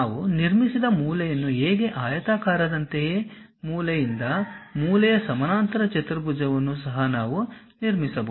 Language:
Kannada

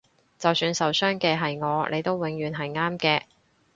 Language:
Cantonese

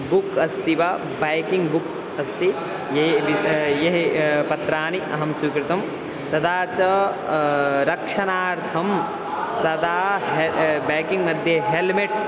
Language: Sanskrit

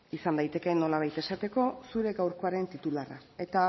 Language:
Basque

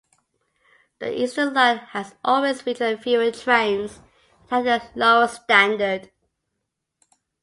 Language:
English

